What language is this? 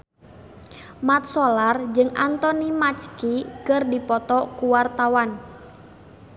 Sundanese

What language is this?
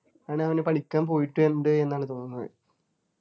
Malayalam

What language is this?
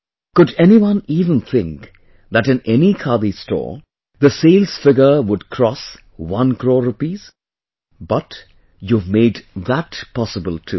English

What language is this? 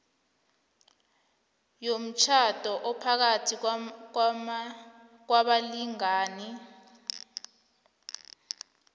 South Ndebele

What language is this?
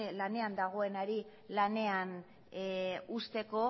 Basque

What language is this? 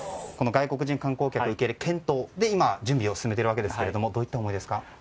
Japanese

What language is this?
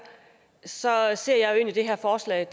Danish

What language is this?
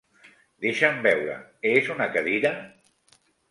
Catalan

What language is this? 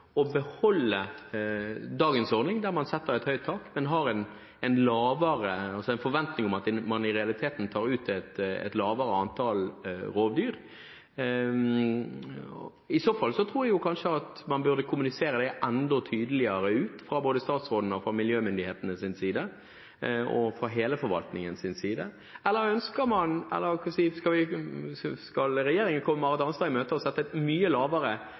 Norwegian Bokmål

